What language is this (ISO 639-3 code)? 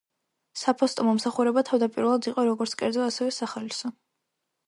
kat